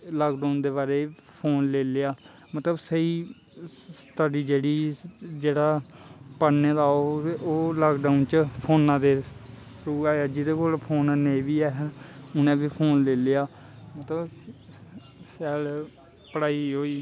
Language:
Dogri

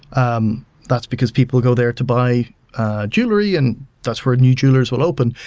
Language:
English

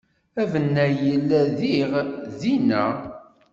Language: Kabyle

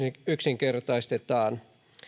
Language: Finnish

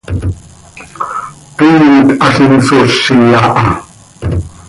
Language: Seri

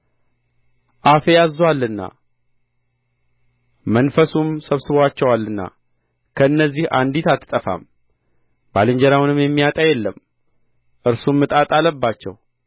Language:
Amharic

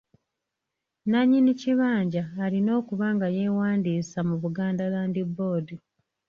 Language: Ganda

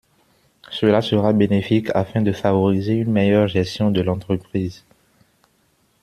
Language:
French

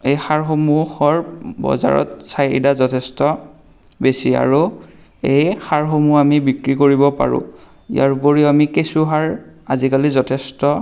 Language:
Assamese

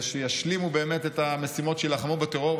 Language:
Hebrew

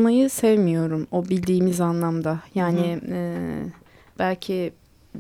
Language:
Turkish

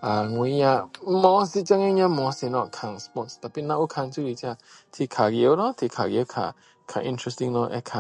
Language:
Min Dong Chinese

